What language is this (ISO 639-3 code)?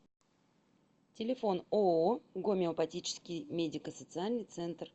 rus